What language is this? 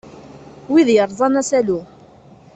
Kabyle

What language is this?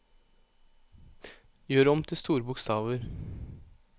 Norwegian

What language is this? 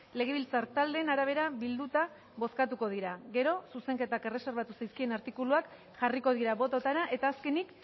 Basque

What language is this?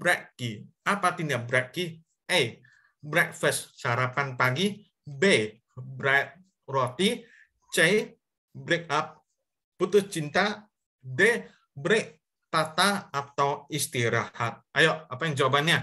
Indonesian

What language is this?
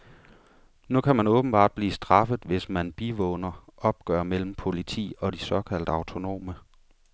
Danish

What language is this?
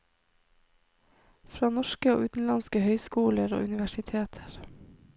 Norwegian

